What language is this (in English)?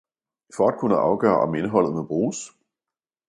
Danish